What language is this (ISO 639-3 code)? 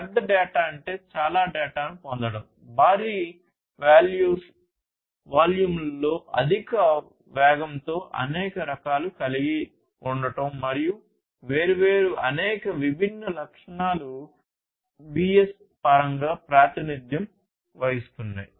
tel